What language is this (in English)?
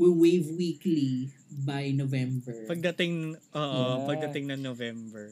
Filipino